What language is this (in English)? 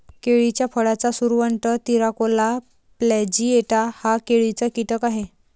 Marathi